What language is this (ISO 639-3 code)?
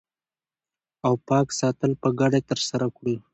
pus